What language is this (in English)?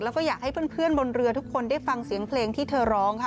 Thai